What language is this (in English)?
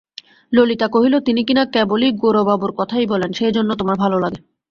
Bangla